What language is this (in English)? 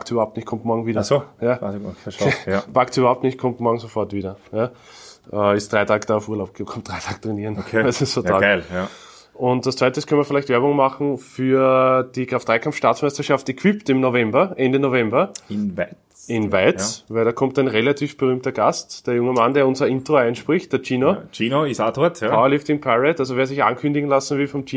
German